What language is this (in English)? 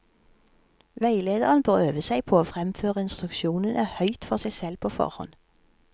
Norwegian